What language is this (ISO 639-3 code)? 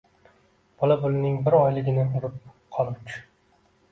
uzb